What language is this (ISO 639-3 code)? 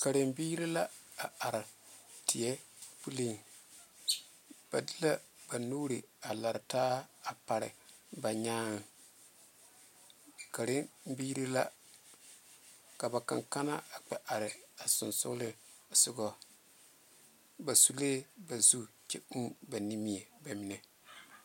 dga